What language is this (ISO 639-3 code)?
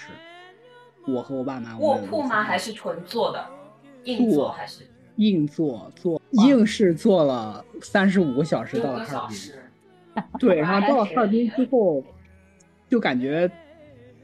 zho